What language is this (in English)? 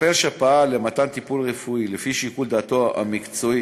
Hebrew